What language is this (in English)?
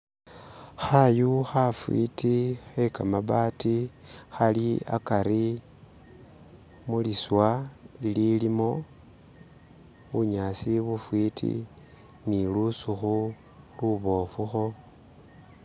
Masaaba